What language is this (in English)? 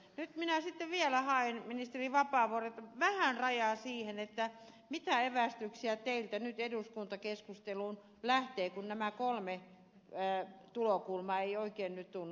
Finnish